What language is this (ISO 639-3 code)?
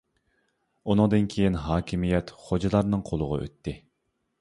uig